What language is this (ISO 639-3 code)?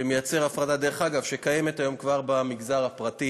heb